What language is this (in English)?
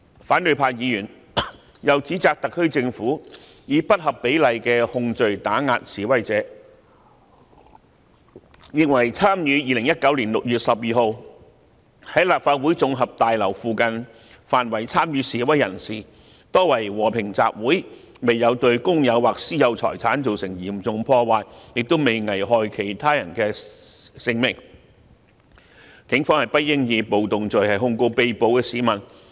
Cantonese